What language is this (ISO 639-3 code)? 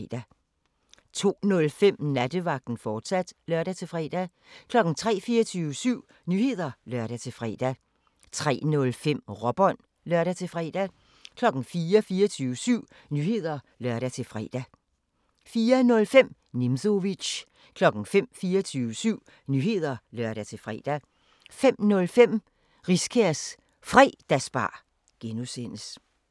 dan